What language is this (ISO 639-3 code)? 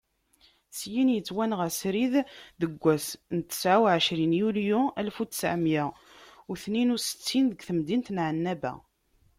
kab